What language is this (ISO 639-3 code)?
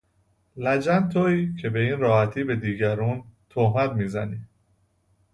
fas